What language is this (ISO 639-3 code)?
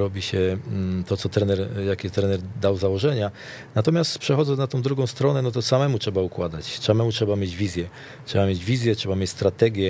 pol